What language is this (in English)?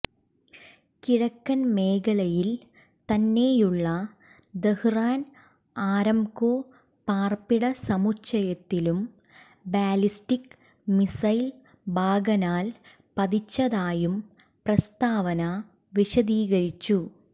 Malayalam